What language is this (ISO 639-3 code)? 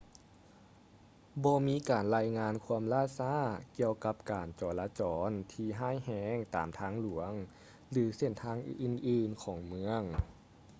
lao